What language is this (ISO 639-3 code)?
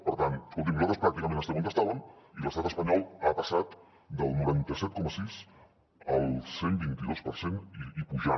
cat